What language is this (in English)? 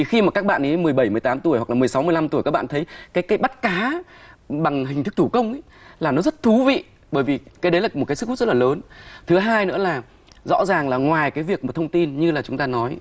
Vietnamese